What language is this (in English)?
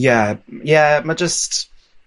Welsh